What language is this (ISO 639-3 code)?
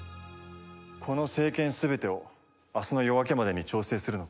jpn